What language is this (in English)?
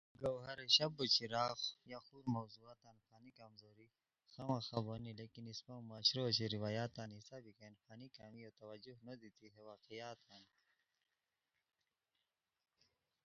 Khowar